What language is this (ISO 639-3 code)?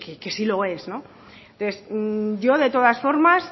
spa